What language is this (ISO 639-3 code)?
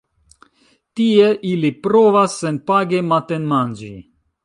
epo